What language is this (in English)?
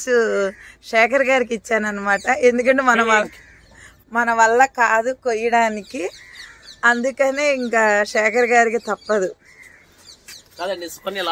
Telugu